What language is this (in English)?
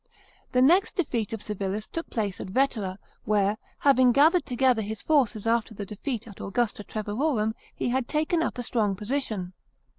English